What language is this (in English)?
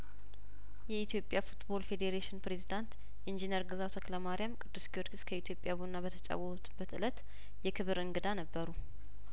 Amharic